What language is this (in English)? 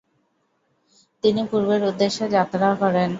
Bangla